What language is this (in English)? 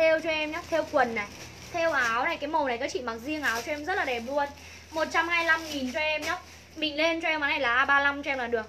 Vietnamese